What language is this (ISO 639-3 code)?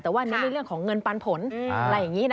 tha